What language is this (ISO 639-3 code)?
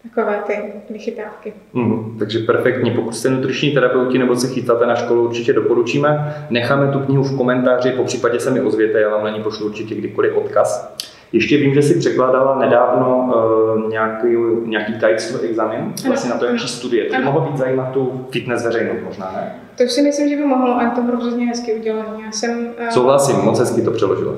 ces